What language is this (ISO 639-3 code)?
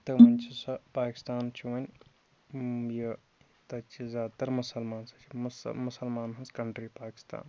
kas